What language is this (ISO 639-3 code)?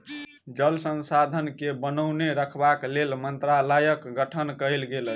mai